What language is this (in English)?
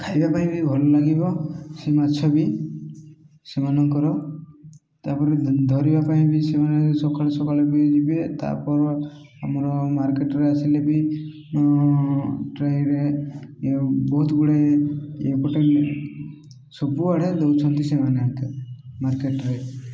Odia